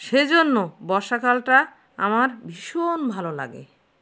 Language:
Bangla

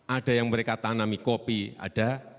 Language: Indonesian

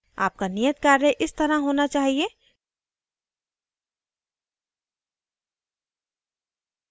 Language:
Hindi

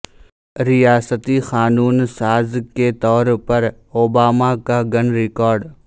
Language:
Urdu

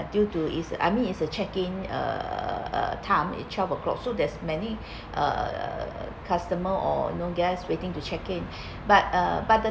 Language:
English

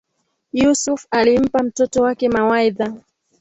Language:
Swahili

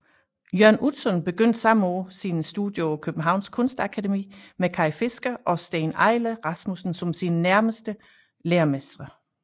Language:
Danish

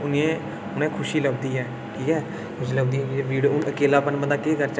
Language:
Dogri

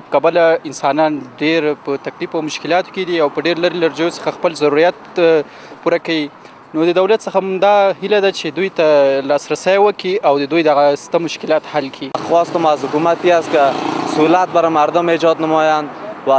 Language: Persian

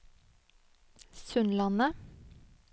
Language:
Norwegian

